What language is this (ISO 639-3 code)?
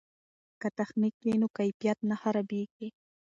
pus